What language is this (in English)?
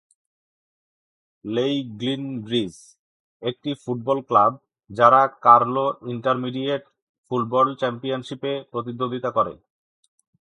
Bangla